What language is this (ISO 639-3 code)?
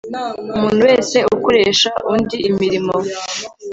kin